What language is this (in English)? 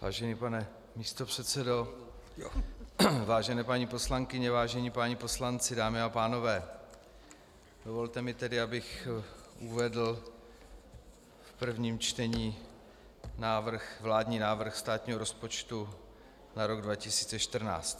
Czech